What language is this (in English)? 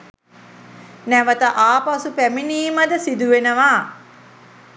Sinhala